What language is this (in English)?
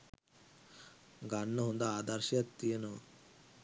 Sinhala